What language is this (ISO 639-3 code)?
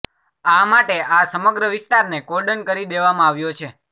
guj